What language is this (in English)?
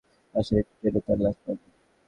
Bangla